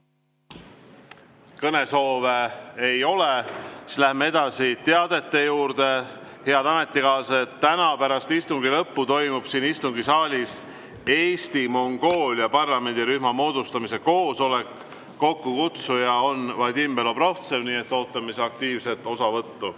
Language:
Estonian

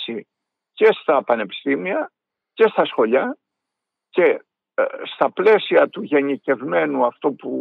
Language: Greek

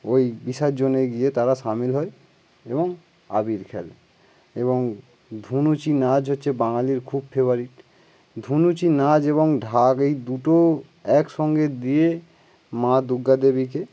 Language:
Bangla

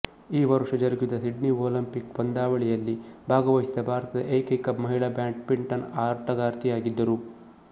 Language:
Kannada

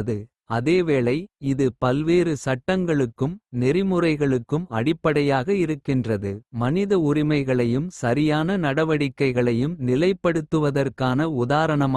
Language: Kota (India)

